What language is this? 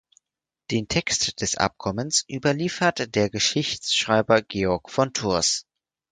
German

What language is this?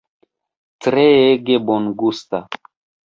Esperanto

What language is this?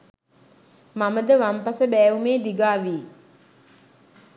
Sinhala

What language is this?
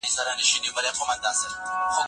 Pashto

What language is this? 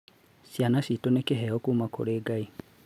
Kikuyu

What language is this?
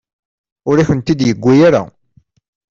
Kabyle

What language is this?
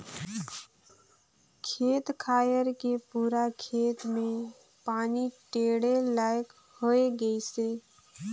Chhattisgarhi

